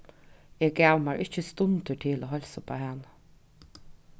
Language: Faroese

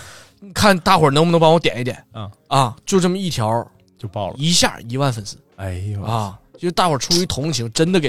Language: Chinese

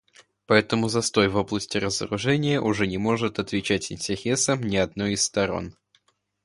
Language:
Russian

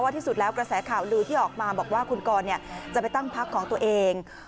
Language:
Thai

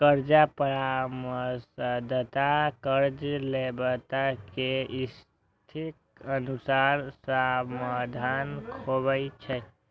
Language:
Maithili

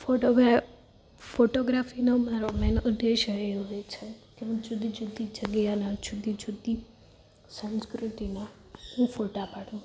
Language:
Gujarati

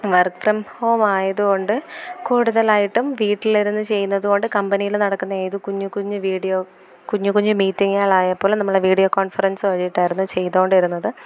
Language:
Malayalam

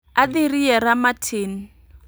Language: Luo (Kenya and Tanzania)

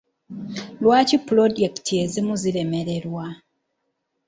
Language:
Ganda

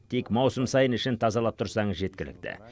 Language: Kazakh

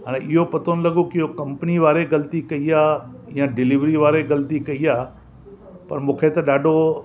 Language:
Sindhi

